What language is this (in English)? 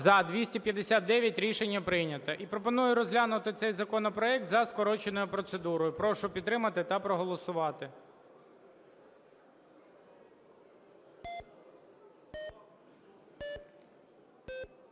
Ukrainian